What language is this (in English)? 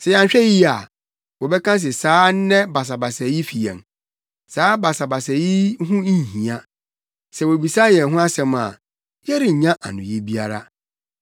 Akan